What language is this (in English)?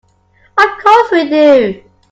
English